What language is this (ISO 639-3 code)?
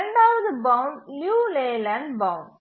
tam